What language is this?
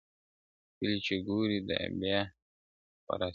Pashto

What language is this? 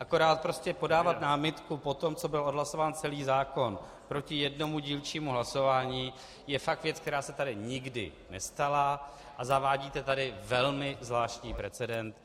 Czech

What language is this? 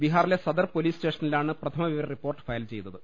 Malayalam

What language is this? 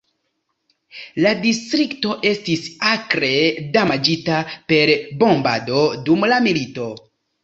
Esperanto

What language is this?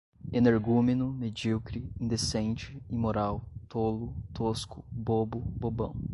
Portuguese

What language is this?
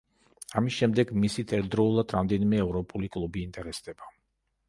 Georgian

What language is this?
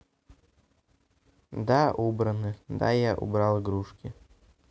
Russian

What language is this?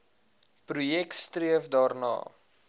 Afrikaans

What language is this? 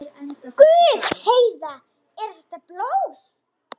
Icelandic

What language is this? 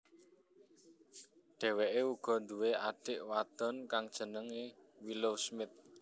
Javanese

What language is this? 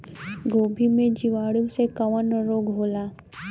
Bhojpuri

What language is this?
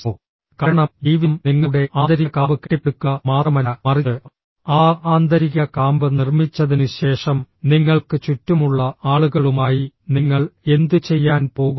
Malayalam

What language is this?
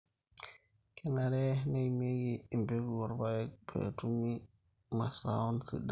Masai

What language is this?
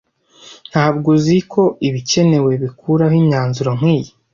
Kinyarwanda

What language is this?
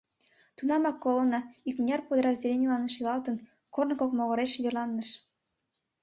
Mari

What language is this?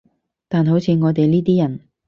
Cantonese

